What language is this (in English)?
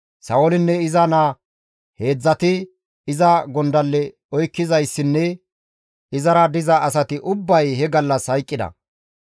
Gamo